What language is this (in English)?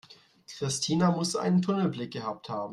German